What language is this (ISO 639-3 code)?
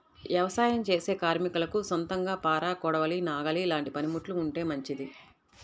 tel